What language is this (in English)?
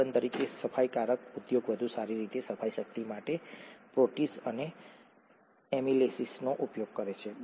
Gujarati